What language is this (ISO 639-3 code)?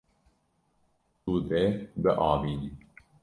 kur